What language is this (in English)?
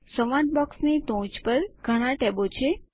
Gujarati